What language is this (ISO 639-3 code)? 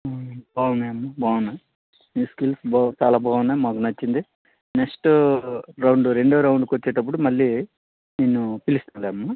tel